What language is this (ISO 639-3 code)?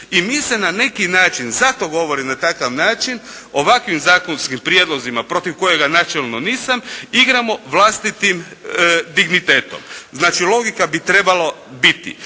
hrv